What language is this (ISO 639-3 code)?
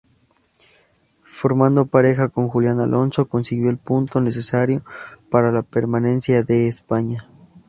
spa